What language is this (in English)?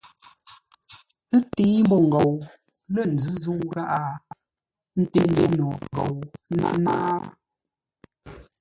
Ngombale